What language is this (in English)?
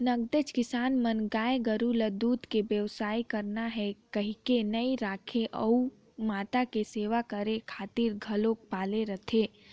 Chhattisgarhi